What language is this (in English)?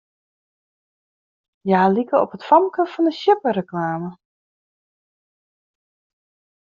Western Frisian